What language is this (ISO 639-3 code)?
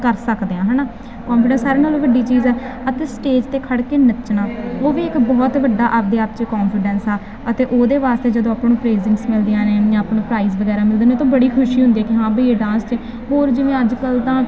pan